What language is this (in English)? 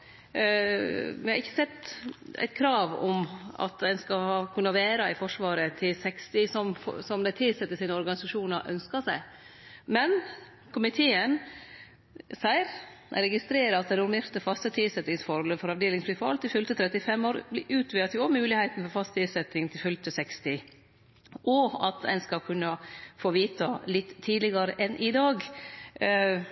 Norwegian Nynorsk